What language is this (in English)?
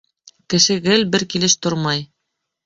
Bashkir